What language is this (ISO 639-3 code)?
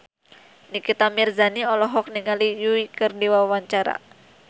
sun